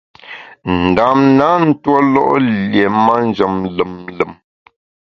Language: Bamun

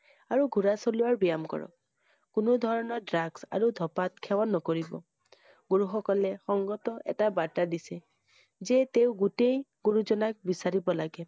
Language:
Assamese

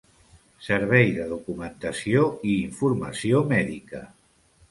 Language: Catalan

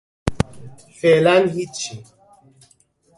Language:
Persian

